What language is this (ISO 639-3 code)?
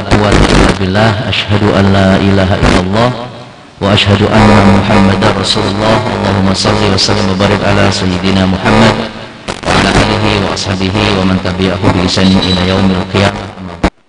ind